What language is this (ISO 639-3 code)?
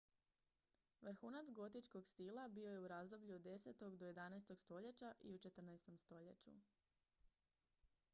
hrv